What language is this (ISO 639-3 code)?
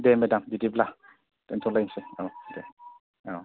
brx